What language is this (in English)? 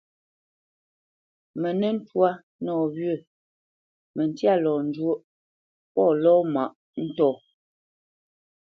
Bamenyam